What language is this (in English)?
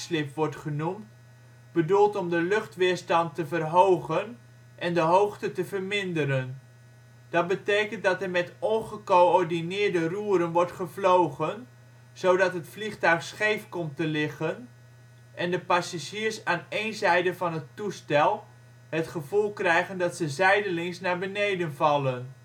Dutch